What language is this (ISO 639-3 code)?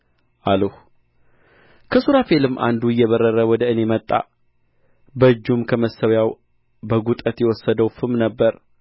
amh